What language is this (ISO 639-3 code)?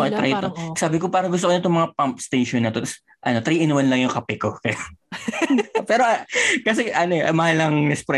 fil